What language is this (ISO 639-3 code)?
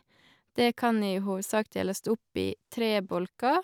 nor